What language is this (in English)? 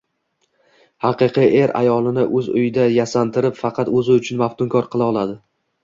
Uzbek